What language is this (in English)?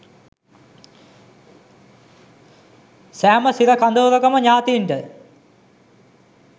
Sinhala